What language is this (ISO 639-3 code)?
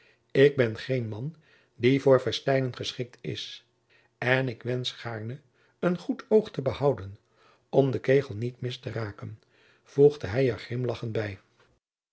nld